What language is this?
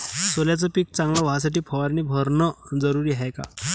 Marathi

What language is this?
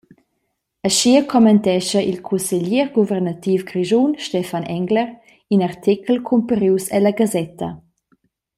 Romansh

